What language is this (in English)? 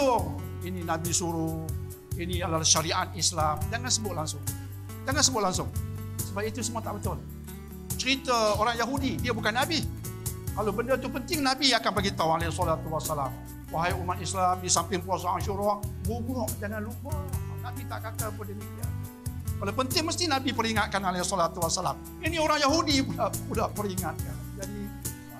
Malay